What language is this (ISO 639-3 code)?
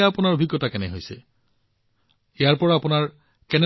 asm